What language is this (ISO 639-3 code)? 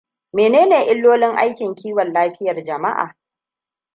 hau